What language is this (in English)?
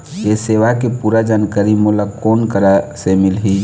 Chhattisgarhi